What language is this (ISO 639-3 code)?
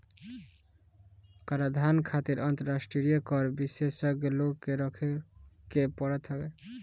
bho